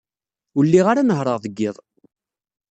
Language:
Kabyle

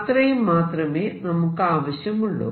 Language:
Malayalam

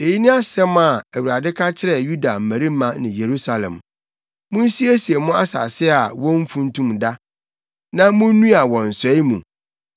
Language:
Akan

